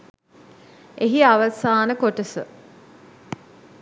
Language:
Sinhala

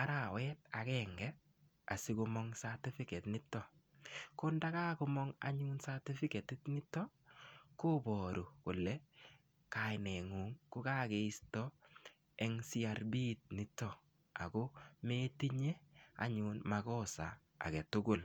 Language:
Kalenjin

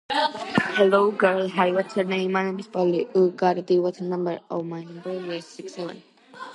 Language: Georgian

